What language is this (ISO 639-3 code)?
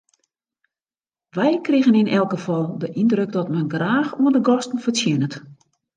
fry